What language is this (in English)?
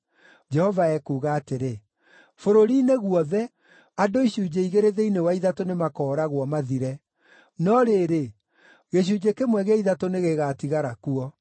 Kikuyu